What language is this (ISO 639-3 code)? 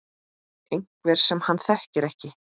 isl